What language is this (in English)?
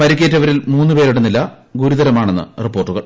Malayalam